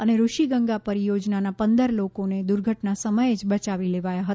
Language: Gujarati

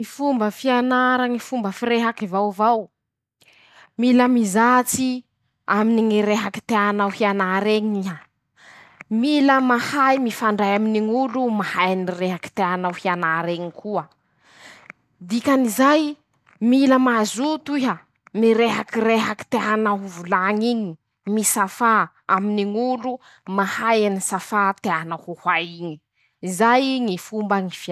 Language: Masikoro Malagasy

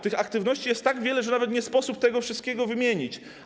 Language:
Polish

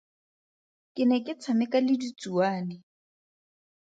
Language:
Tswana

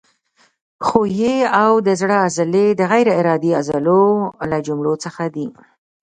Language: Pashto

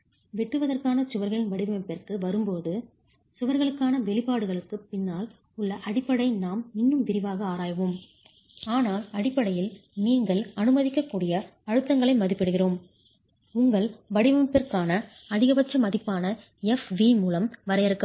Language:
Tamil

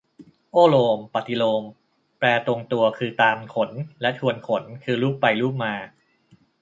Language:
Thai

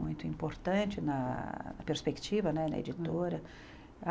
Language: Portuguese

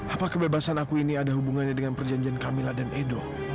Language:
Indonesian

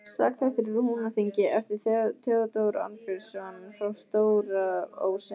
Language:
Icelandic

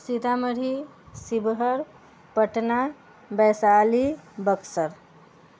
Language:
Maithili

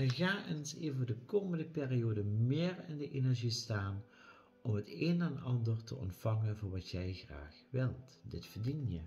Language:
Dutch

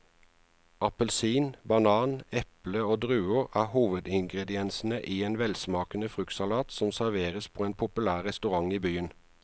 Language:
Norwegian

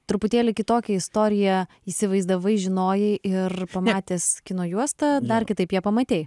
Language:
Lithuanian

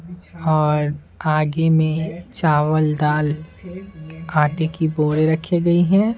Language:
Hindi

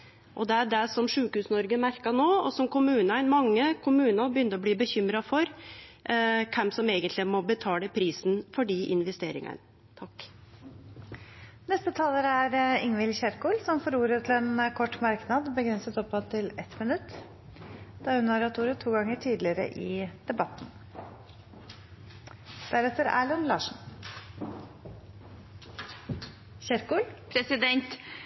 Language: Norwegian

